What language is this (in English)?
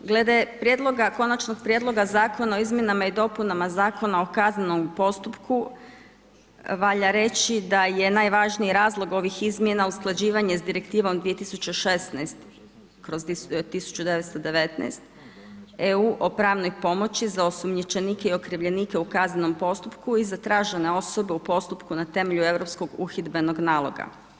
Croatian